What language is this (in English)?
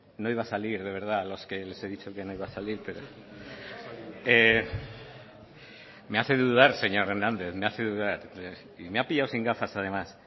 Spanish